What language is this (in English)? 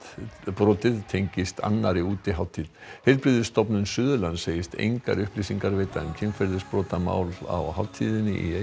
Icelandic